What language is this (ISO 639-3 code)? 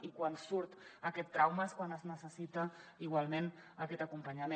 cat